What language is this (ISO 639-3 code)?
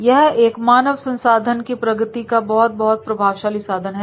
hin